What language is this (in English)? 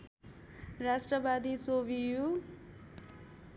Nepali